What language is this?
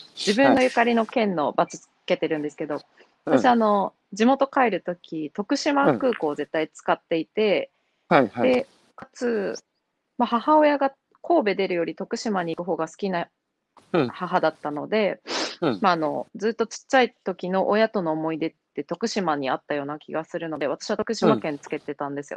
Japanese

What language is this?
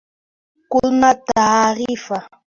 Swahili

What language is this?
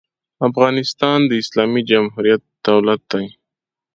Pashto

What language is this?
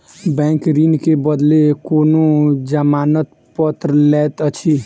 Maithili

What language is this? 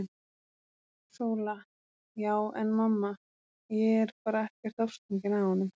Icelandic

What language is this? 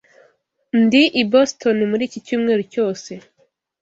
Kinyarwanda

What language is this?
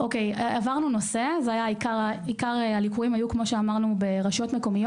Hebrew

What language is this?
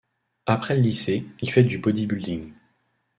French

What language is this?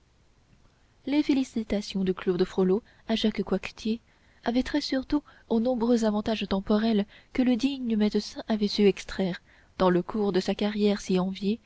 French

